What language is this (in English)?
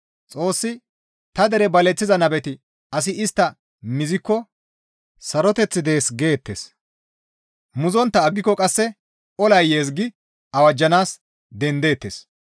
Gamo